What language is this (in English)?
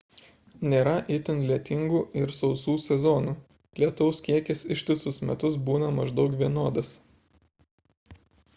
Lithuanian